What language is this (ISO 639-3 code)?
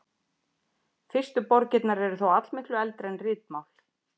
isl